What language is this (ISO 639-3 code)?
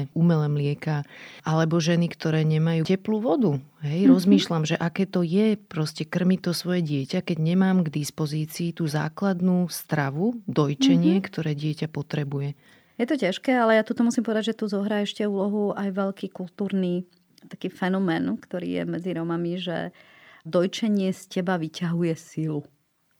slk